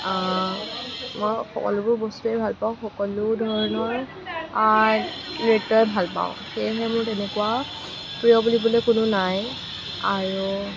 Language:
Assamese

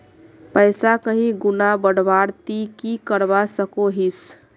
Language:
Magahi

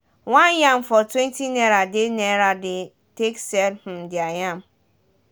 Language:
Nigerian Pidgin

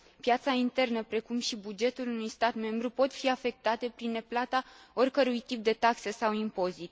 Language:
Romanian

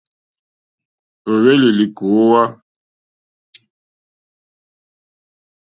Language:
Mokpwe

